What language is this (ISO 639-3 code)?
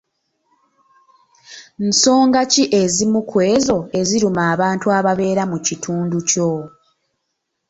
lug